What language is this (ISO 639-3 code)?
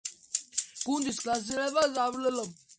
kat